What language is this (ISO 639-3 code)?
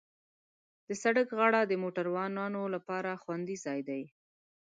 pus